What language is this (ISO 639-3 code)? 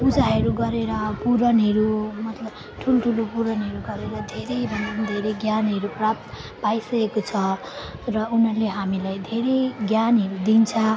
nep